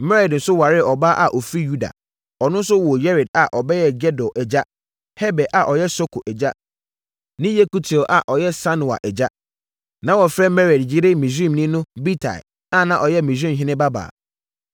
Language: Akan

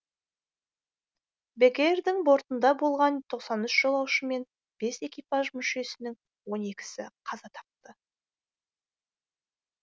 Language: Kazakh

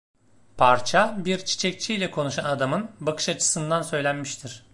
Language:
Turkish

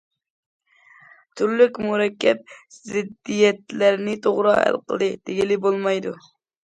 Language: Uyghur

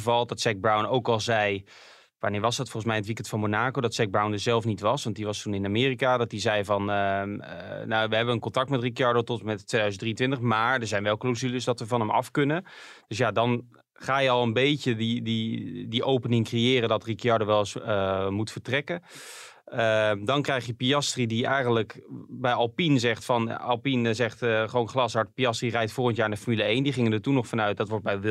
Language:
Dutch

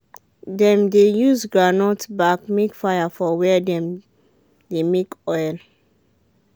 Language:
Nigerian Pidgin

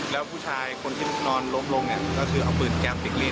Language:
Thai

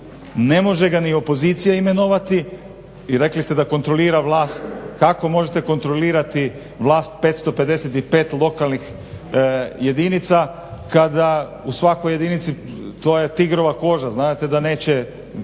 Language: Croatian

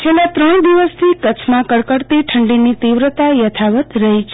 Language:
Gujarati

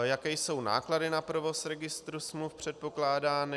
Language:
Czech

